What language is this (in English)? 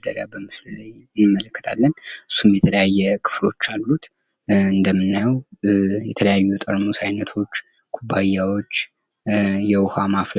Amharic